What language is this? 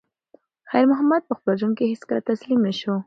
Pashto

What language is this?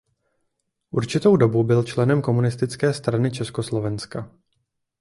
Czech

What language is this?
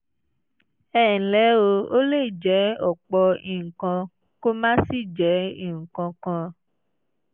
Yoruba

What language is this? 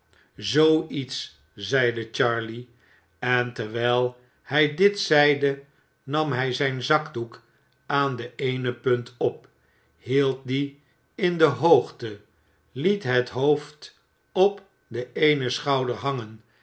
Dutch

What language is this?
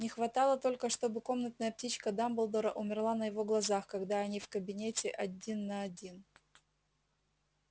Russian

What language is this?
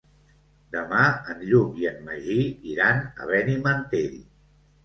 Catalan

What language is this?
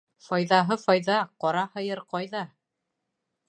Bashkir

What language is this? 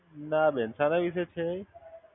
Gujarati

